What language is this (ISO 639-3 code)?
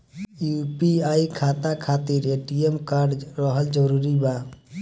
bho